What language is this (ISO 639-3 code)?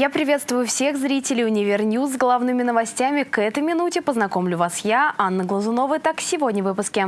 rus